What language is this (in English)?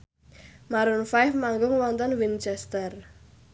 Javanese